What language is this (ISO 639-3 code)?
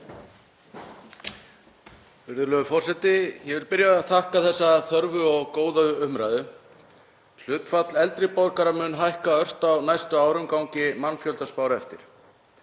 isl